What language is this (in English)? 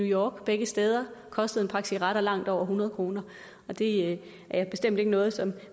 Danish